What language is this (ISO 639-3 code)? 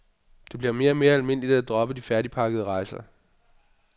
dan